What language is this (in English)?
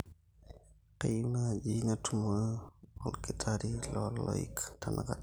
Masai